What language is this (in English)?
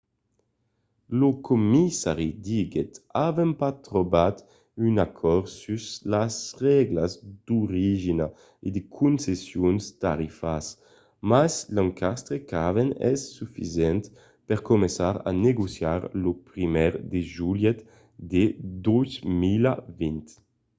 Occitan